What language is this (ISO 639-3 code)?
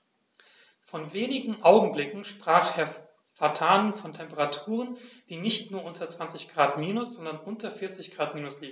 deu